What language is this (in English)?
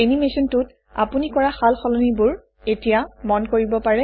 Assamese